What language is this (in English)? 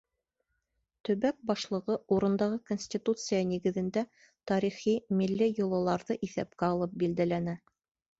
Bashkir